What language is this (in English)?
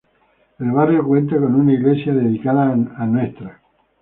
Spanish